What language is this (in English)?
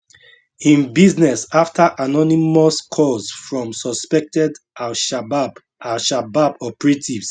Nigerian Pidgin